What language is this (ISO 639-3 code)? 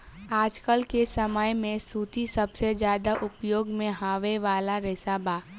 bho